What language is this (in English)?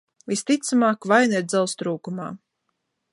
Latvian